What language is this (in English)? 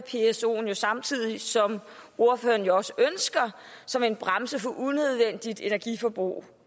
Danish